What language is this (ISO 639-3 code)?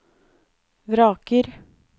nor